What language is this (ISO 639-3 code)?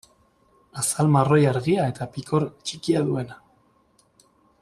eus